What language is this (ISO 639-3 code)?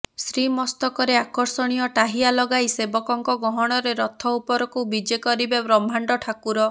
ori